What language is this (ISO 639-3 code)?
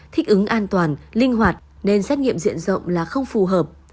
vie